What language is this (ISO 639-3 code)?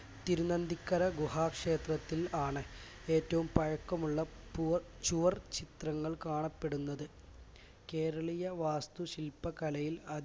mal